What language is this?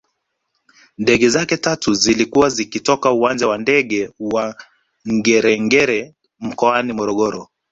Swahili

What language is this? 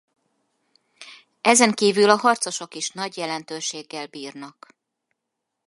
Hungarian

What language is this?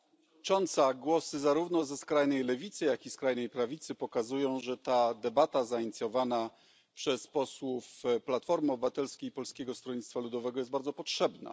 Polish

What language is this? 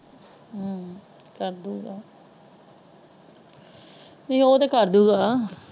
Punjabi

